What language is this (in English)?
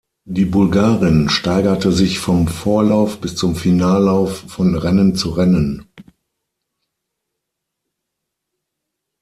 German